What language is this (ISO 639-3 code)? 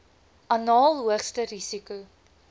afr